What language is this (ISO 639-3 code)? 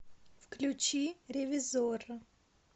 rus